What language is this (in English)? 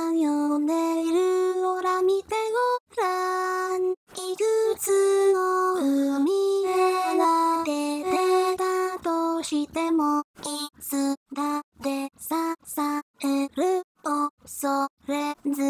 Japanese